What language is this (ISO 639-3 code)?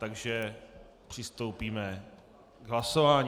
ces